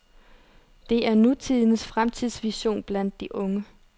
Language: Danish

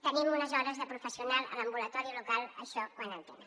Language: Catalan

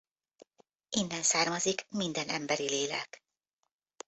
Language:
Hungarian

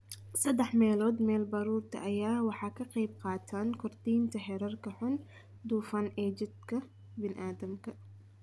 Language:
Somali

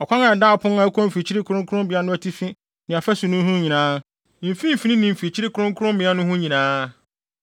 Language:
Akan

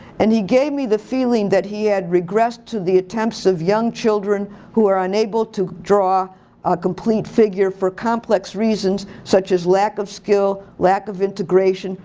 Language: English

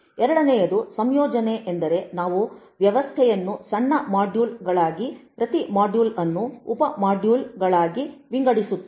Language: Kannada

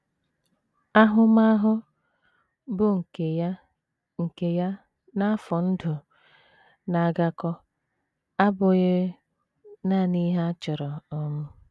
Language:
Igbo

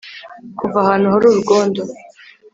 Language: Kinyarwanda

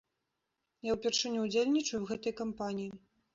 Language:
Belarusian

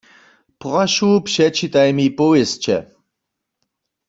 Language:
Upper Sorbian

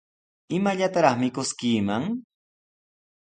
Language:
Sihuas Ancash Quechua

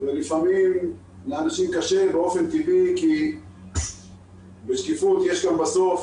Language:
Hebrew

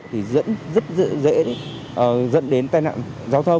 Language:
Vietnamese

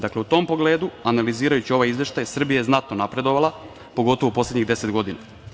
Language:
Serbian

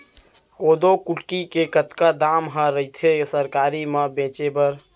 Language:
Chhattisgarhi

